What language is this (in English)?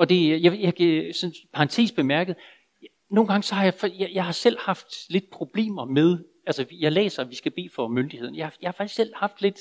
Danish